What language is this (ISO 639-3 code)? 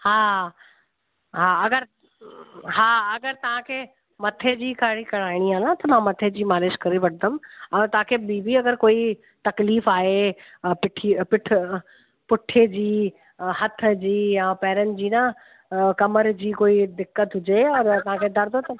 snd